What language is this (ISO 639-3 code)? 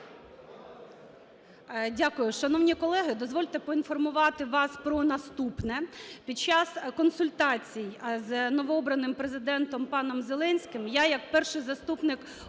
ukr